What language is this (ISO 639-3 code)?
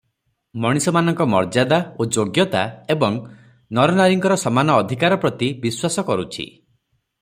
ori